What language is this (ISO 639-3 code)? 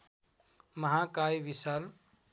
nep